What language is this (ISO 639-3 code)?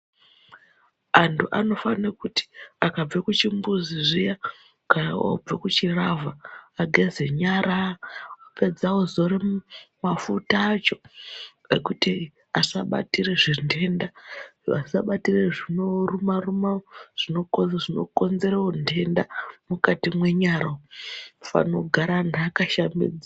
ndc